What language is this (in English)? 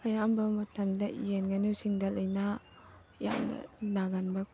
Manipuri